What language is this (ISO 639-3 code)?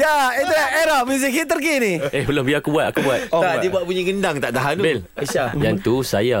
msa